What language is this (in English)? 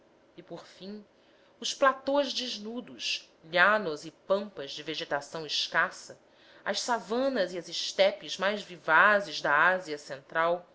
Portuguese